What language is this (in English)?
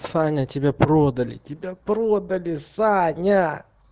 Russian